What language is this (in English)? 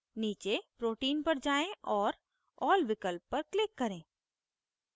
Hindi